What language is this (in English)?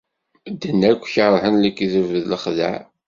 Kabyle